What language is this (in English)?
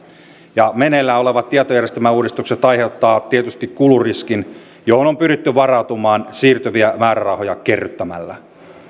Finnish